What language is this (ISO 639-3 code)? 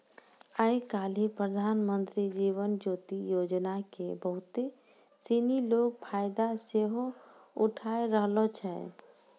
mai